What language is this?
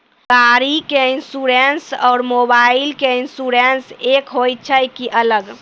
Maithili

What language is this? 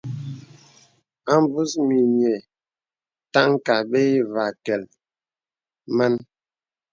Bebele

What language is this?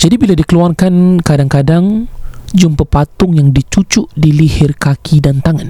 Malay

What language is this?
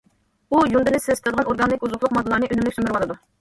Uyghur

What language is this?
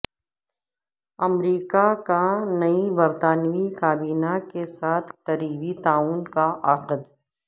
Urdu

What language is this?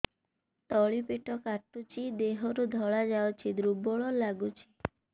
Odia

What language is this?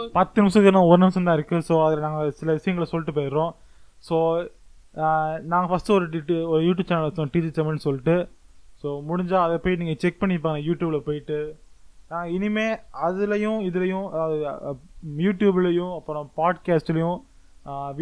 Tamil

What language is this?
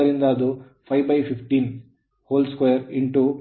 Kannada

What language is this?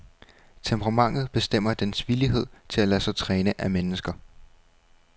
Danish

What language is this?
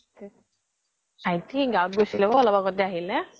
Assamese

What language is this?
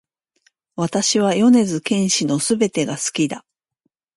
Japanese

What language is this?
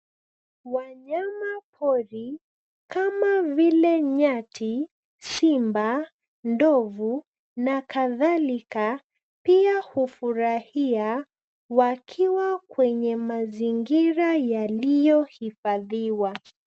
Swahili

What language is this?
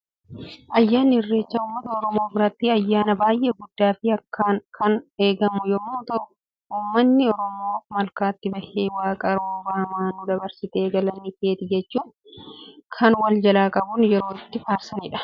Oromo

